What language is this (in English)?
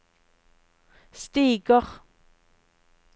Norwegian